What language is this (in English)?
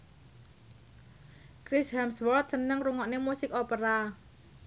Javanese